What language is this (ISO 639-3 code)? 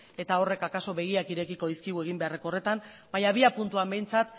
eus